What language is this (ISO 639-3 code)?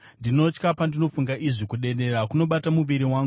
sna